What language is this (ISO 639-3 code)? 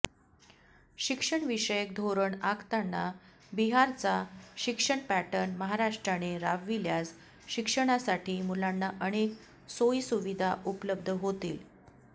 mar